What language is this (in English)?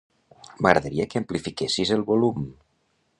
Catalan